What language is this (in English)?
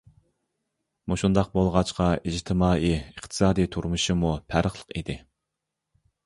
Uyghur